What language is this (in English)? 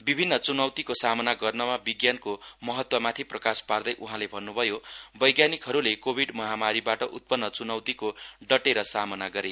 Nepali